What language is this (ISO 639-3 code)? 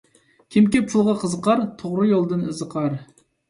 uig